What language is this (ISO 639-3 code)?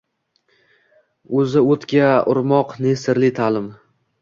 uzb